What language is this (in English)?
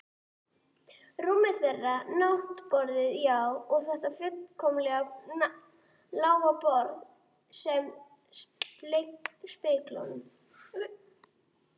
Icelandic